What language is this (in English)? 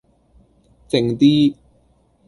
Cantonese